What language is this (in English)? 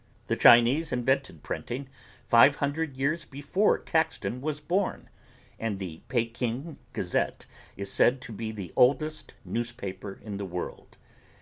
English